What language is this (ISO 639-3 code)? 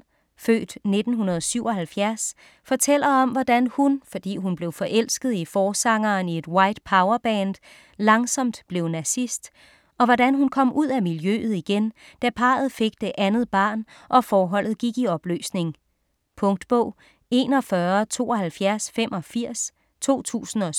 dan